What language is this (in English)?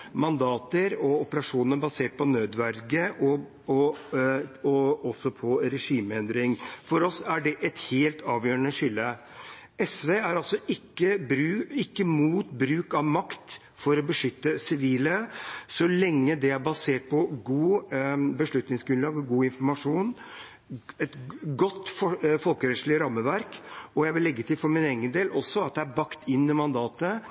Norwegian Bokmål